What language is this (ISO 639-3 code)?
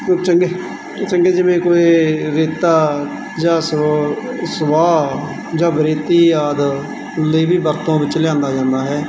pan